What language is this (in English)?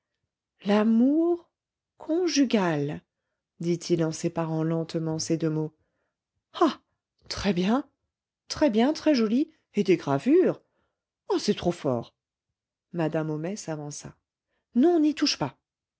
French